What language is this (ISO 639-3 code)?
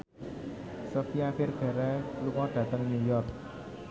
jav